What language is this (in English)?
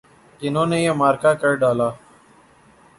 Urdu